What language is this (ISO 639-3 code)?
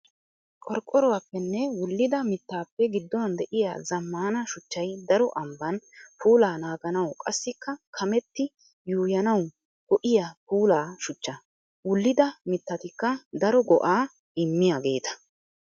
wal